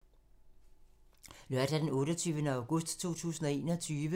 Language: Danish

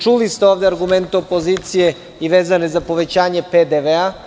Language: Serbian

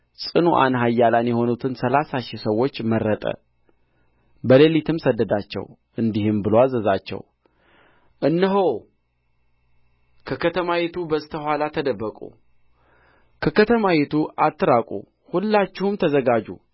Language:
Amharic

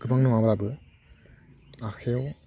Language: Bodo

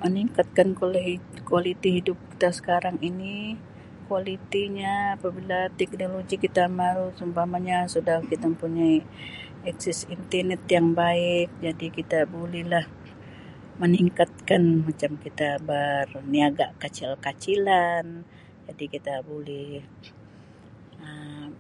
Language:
Sabah Malay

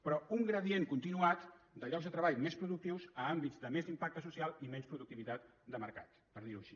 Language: Catalan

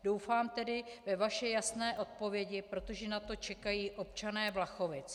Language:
Czech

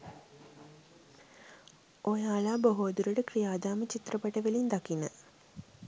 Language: Sinhala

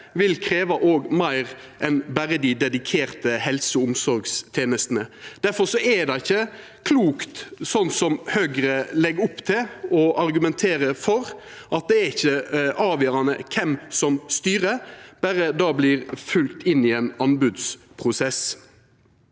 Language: Norwegian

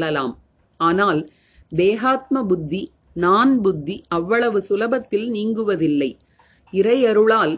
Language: Tamil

